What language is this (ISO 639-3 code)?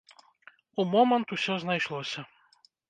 bel